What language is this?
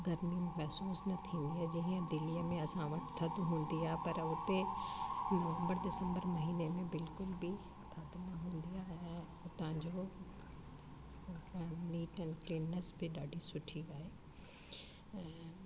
Sindhi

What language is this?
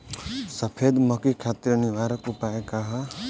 Bhojpuri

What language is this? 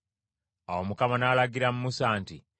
Ganda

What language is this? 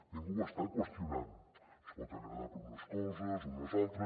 Catalan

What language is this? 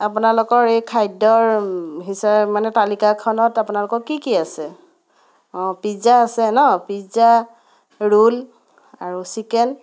Assamese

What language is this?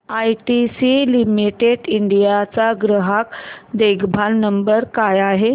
Marathi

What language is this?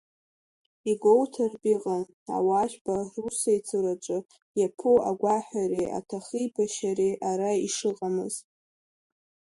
Abkhazian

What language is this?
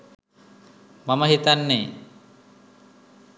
Sinhala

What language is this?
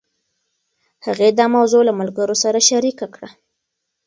Pashto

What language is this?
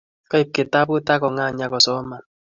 Kalenjin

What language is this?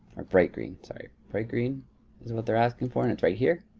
English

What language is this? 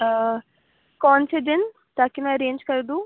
Urdu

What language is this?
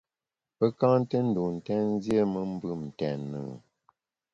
Bamun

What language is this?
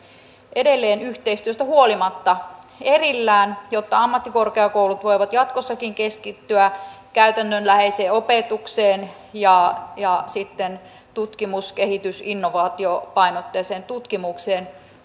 Finnish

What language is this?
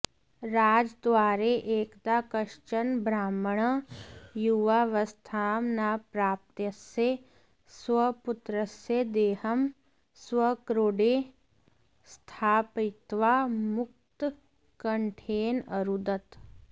Sanskrit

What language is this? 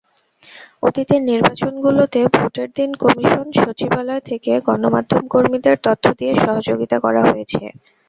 Bangla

